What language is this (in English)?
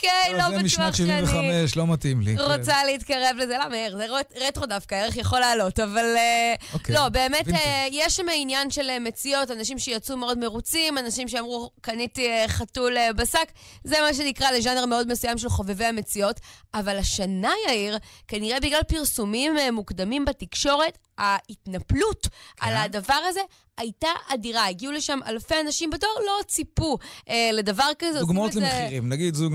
Hebrew